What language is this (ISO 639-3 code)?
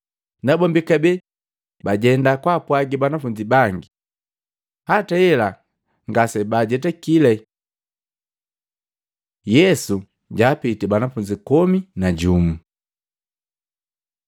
mgv